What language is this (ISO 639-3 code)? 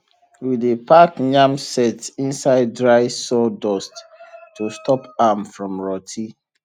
pcm